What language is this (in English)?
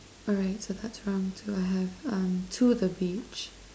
English